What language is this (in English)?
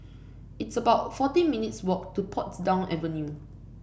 English